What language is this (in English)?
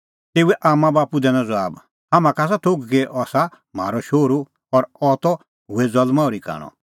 Kullu Pahari